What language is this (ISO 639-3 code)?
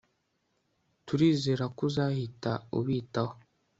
kin